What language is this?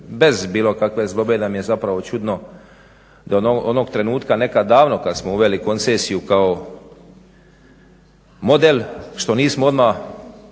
Croatian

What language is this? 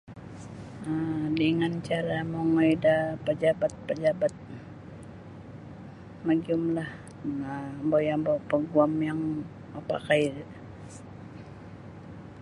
Sabah Bisaya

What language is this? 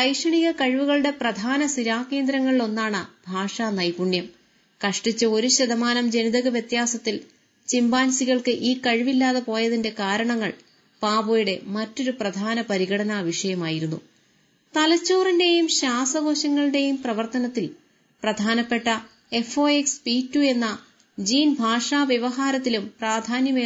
Malayalam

